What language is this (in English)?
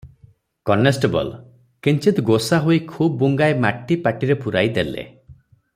Odia